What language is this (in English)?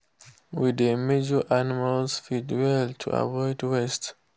Nigerian Pidgin